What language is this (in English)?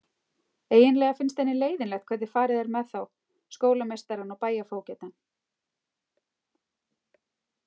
Icelandic